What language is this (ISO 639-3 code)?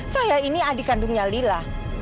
ind